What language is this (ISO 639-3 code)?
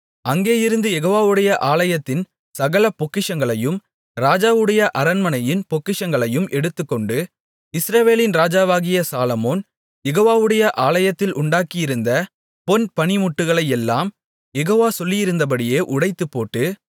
tam